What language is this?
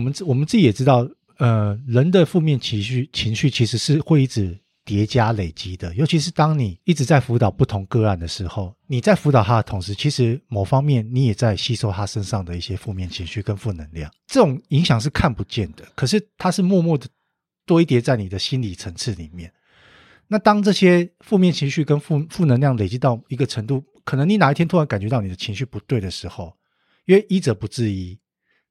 Chinese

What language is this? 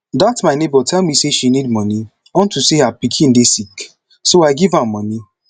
Nigerian Pidgin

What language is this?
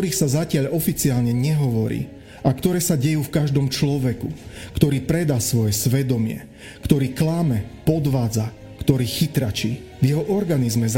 Slovak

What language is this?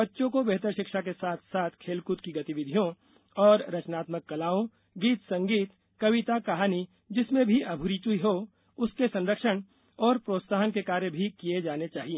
Hindi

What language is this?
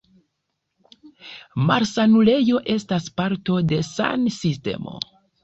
Esperanto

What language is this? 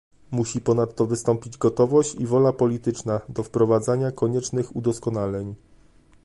Polish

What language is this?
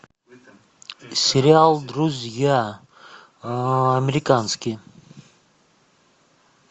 Russian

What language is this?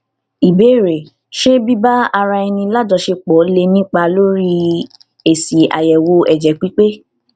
Yoruba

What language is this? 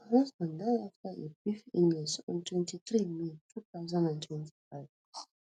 Nigerian Pidgin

